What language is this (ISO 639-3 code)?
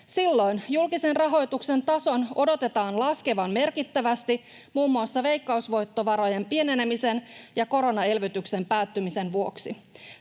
fin